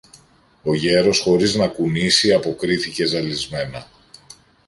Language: Greek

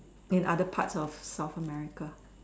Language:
English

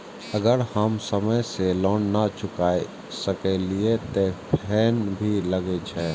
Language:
Maithili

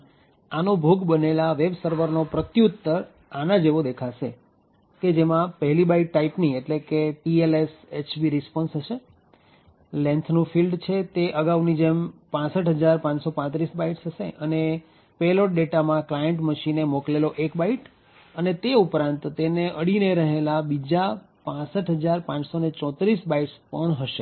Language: Gujarati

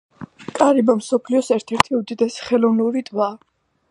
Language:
Georgian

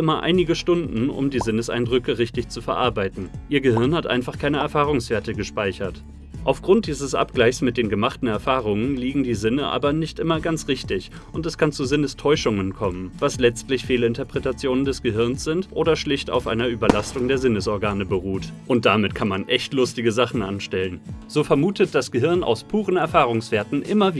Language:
German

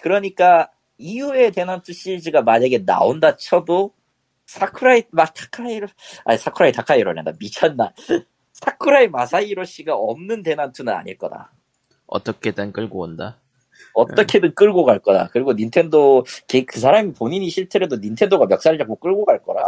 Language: Korean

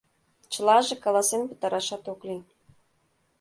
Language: Mari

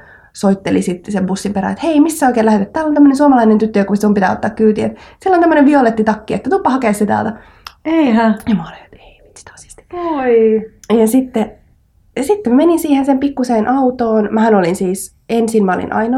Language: Finnish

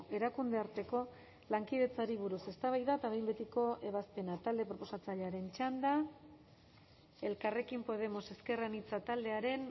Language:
Basque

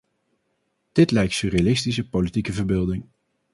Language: Dutch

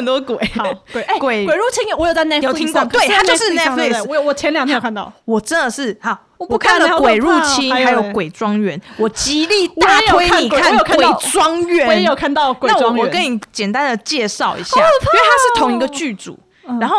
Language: Chinese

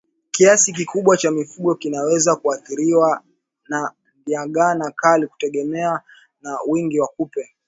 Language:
Swahili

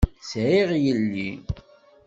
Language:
Kabyle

